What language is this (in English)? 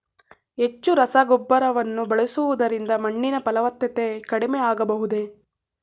Kannada